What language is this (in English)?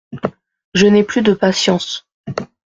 French